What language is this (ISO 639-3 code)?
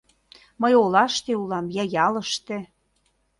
chm